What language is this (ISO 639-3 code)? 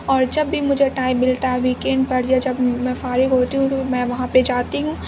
urd